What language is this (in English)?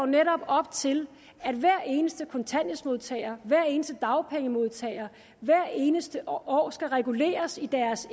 Danish